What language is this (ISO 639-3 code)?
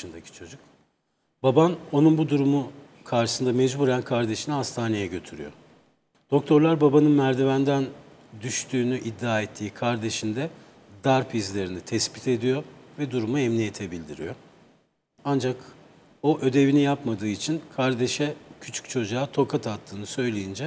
tur